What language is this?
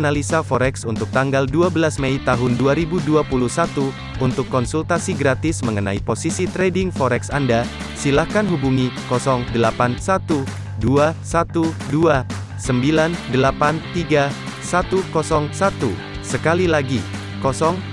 Indonesian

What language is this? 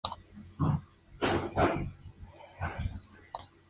Spanish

